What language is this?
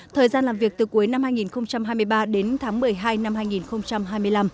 Vietnamese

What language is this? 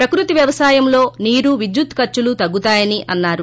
Telugu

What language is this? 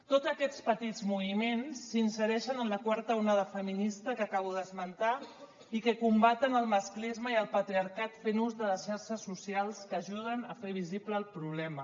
Catalan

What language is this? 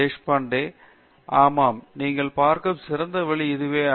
Tamil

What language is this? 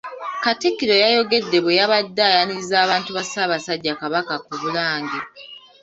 Ganda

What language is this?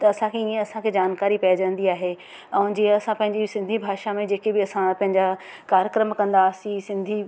Sindhi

